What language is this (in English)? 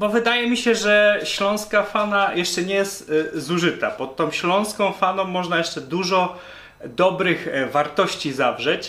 Polish